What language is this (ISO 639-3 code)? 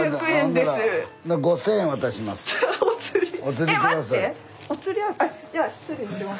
jpn